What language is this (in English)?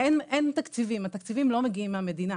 Hebrew